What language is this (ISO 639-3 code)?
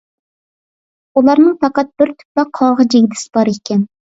uig